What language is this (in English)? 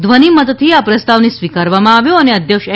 Gujarati